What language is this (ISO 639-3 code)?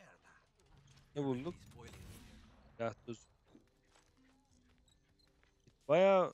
tur